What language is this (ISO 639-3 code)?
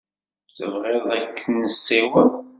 kab